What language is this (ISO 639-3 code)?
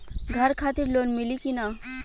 bho